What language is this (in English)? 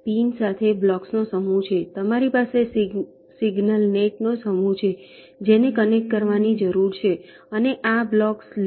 Gujarati